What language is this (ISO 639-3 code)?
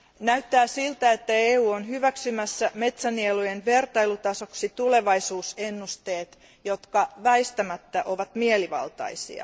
fin